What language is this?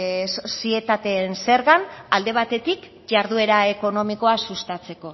Basque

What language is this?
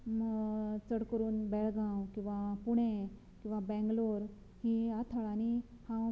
Konkani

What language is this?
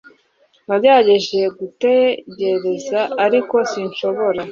Kinyarwanda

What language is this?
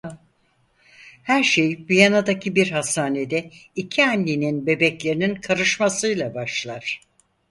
Turkish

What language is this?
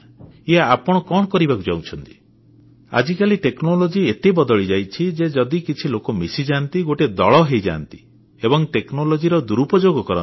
Odia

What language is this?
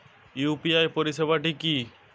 Bangla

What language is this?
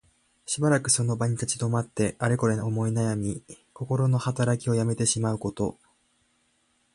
Japanese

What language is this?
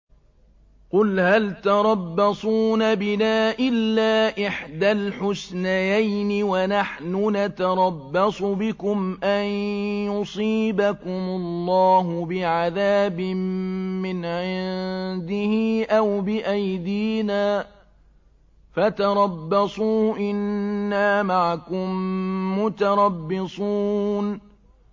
Arabic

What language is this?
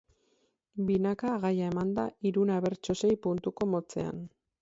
Basque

